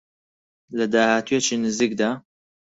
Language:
Central Kurdish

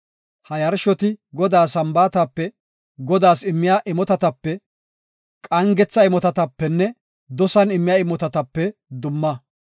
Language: Gofa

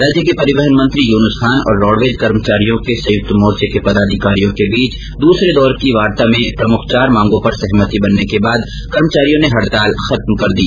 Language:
Hindi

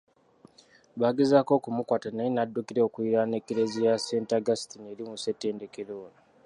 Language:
Ganda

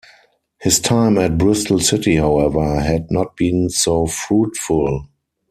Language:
English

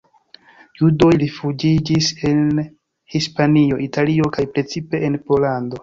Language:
Esperanto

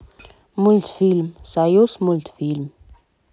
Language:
Russian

